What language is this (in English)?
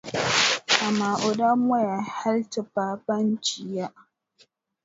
Dagbani